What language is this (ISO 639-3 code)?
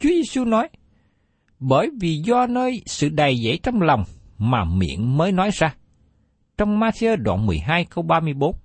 vie